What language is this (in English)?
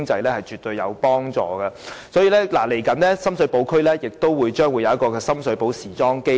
Cantonese